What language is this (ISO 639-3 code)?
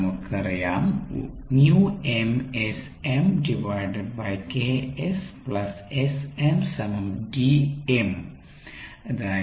mal